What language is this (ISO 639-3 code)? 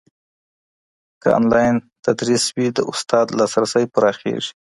pus